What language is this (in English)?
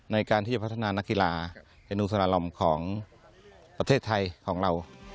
Thai